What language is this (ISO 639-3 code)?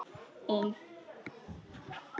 isl